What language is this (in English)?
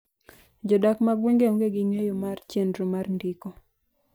Luo (Kenya and Tanzania)